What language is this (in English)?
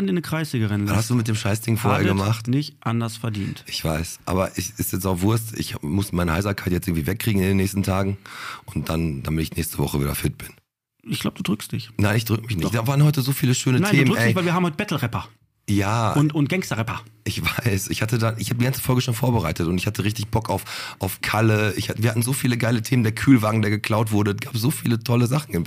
German